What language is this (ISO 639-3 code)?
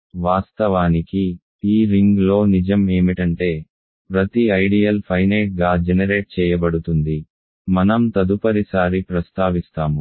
tel